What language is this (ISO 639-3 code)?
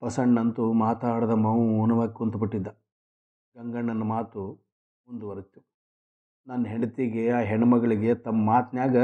kan